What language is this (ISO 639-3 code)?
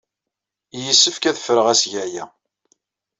kab